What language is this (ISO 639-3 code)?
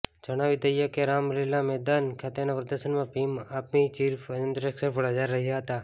guj